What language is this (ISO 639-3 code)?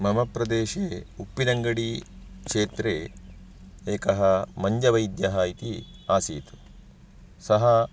san